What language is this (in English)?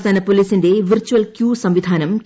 Malayalam